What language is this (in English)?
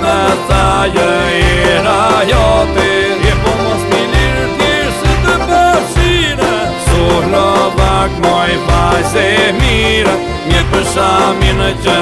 Greek